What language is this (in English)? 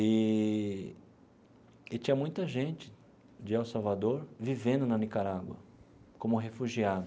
Portuguese